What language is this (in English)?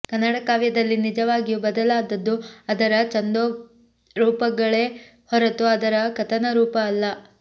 Kannada